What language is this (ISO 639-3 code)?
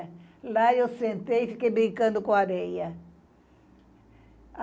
por